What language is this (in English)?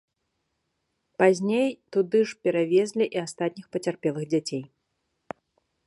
Belarusian